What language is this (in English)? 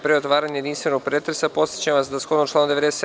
Serbian